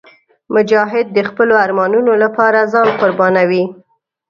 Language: Pashto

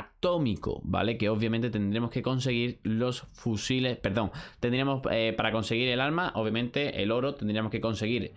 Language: Spanish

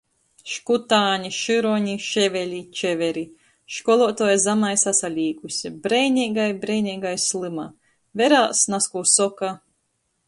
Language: Latgalian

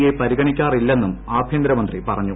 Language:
Malayalam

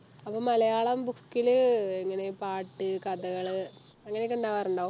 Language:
Malayalam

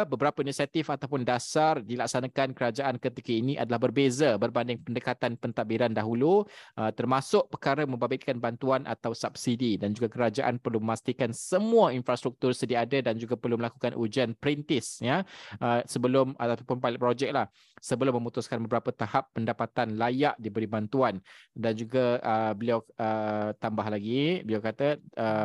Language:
Malay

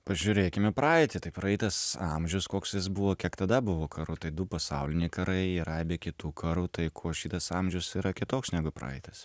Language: Lithuanian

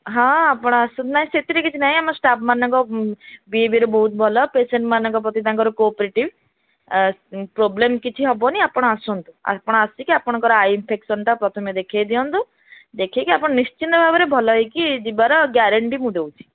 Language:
Odia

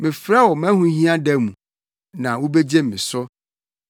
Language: Akan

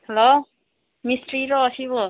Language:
Manipuri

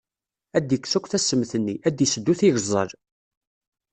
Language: Kabyle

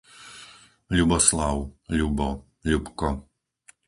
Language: Slovak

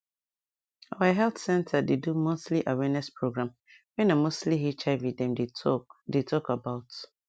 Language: Nigerian Pidgin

